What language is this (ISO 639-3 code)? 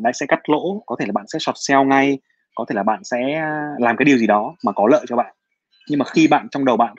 vie